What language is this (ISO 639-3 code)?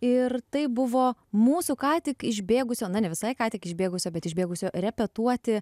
lit